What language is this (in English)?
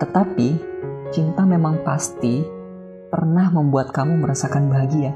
Indonesian